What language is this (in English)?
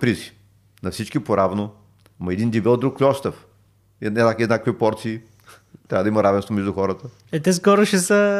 Bulgarian